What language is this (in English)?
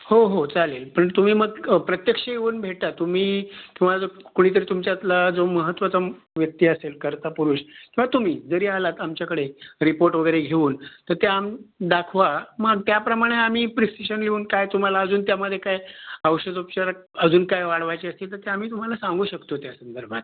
Marathi